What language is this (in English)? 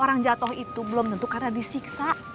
Indonesian